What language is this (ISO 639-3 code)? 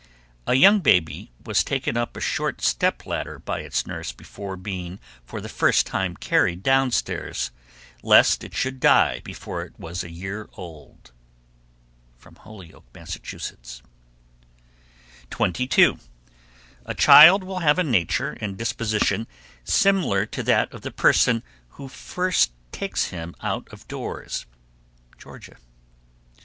eng